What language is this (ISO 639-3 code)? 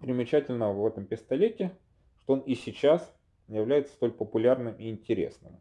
rus